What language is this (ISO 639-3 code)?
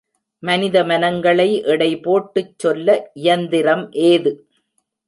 tam